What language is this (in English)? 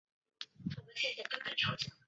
Chinese